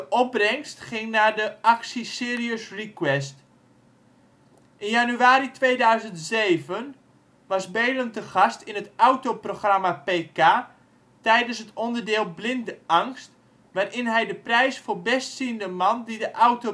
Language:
Dutch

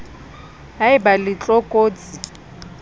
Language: Southern Sotho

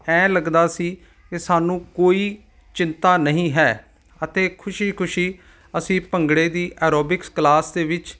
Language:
Punjabi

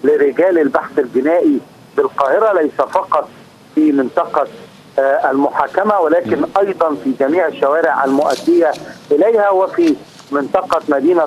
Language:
Arabic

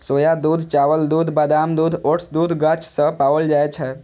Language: Maithili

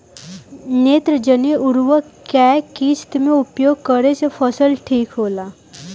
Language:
Bhojpuri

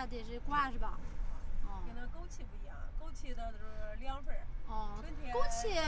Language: Chinese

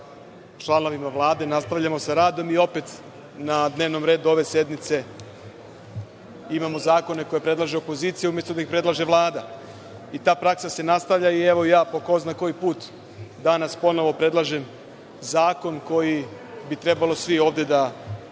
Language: Serbian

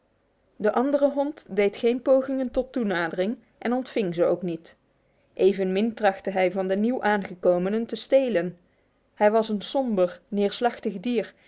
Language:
Dutch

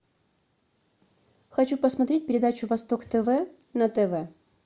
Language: Russian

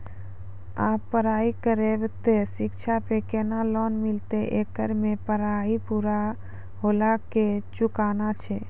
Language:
Maithili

